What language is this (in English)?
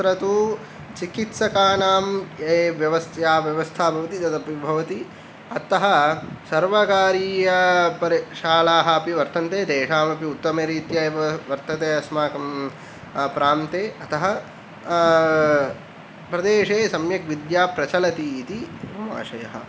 Sanskrit